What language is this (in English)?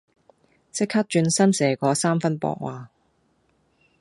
Cantonese